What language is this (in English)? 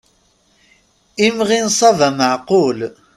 Kabyle